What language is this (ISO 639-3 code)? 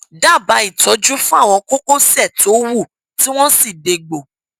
yor